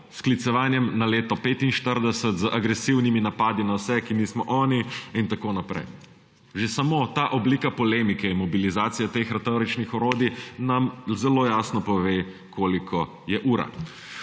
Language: Slovenian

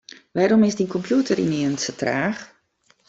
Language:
Western Frisian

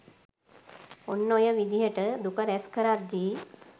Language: Sinhala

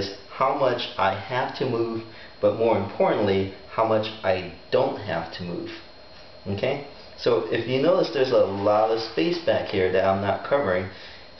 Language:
English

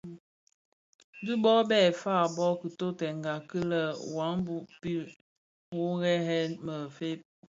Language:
Bafia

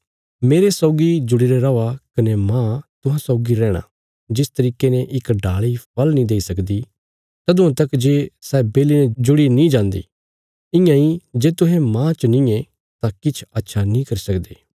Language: Bilaspuri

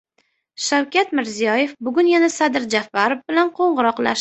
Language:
Uzbek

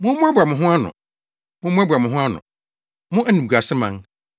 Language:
Akan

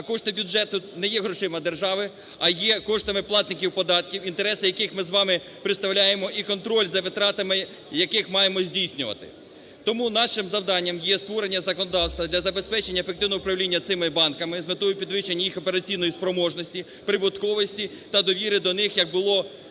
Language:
Ukrainian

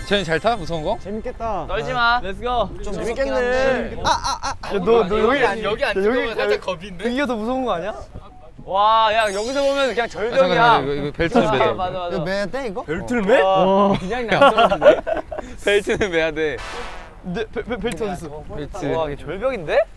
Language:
Korean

